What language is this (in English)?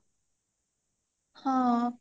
Odia